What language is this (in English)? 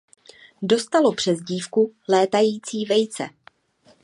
Czech